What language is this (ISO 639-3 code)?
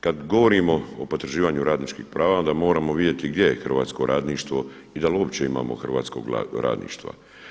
hrv